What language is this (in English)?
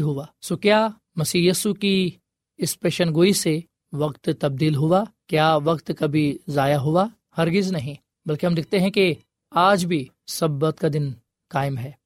Urdu